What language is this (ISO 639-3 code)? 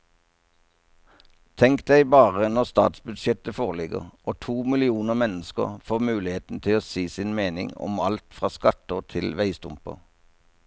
nor